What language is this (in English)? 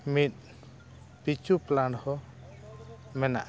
Santali